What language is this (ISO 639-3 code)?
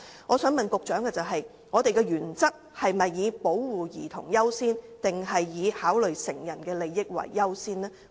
yue